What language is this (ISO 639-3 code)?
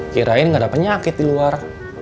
ind